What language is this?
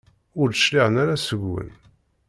Kabyle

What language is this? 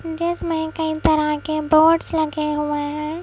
Hindi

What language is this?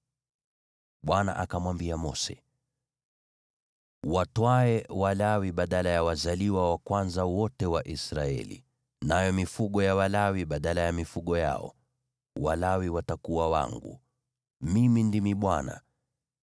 Swahili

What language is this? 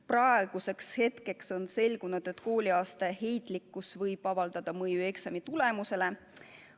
Estonian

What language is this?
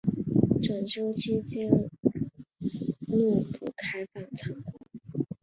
Chinese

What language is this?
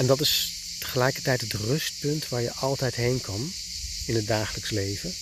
Dutch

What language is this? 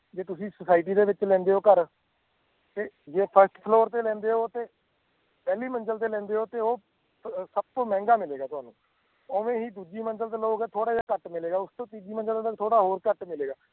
Punjabi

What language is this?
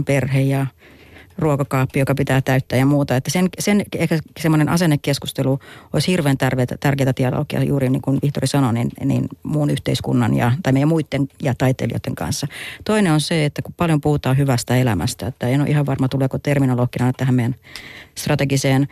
Finnish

